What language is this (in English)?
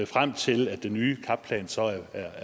Danish